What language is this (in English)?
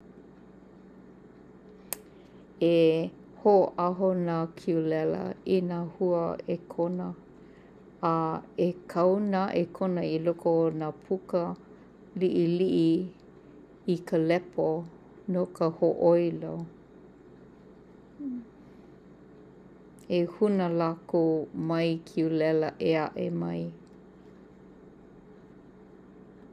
Hawaiian